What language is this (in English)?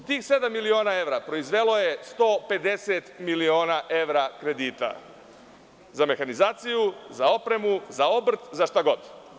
Serbian